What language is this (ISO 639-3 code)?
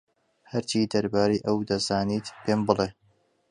ckb